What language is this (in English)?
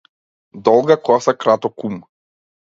Macedonian